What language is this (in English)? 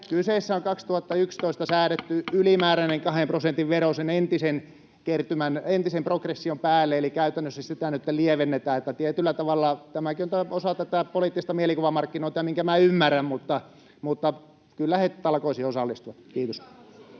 Finnish